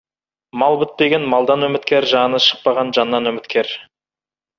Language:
Kazakh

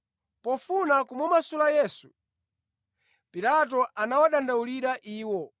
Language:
Nyanja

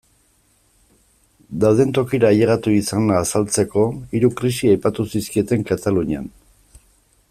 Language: Basque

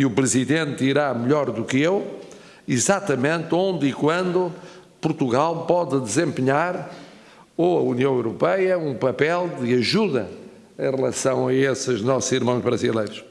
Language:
Portuguese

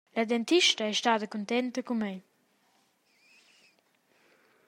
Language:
Romansh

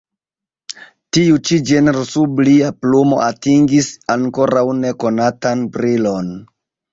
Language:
Esperanto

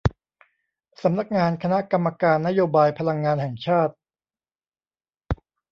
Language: Thai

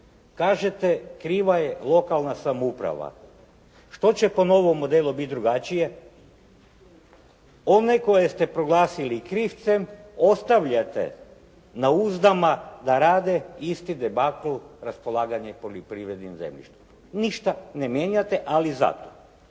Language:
Croatian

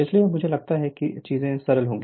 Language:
Hindi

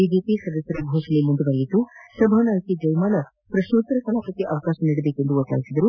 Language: Kannada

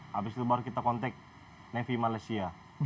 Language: Indonesian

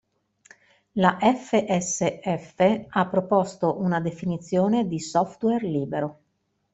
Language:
Italian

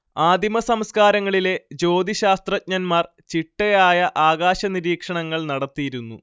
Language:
Malayalam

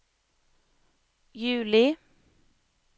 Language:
Norwegian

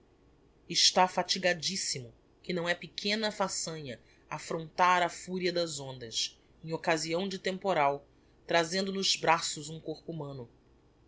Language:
Portuguese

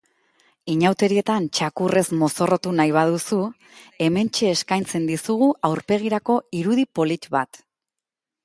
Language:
Basque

